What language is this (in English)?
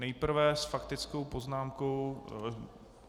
Czech